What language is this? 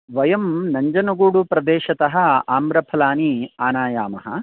Sanskrit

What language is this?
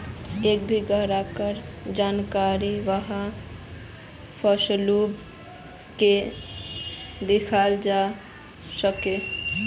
Magahi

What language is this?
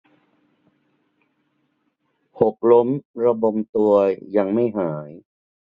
Thai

